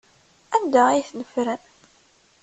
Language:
Kabyle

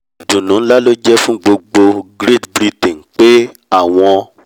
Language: Yoruba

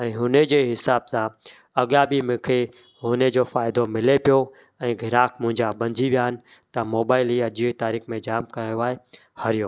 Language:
Sindhi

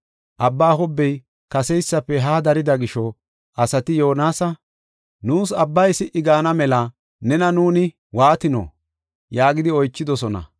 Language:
Gofa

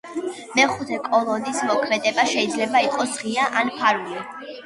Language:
Georgian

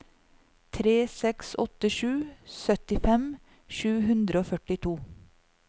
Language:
Norwegian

